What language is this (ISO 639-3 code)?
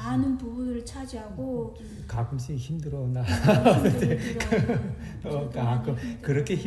kor